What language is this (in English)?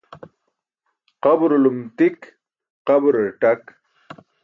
Burushaski